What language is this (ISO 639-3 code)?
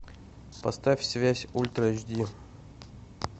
rus